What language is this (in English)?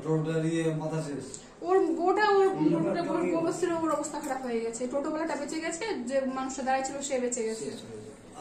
Bangla